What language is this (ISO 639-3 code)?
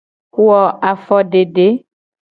gej